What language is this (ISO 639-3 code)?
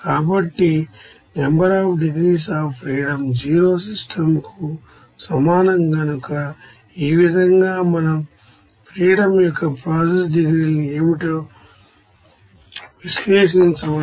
tel